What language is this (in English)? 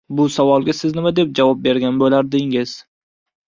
Uzbek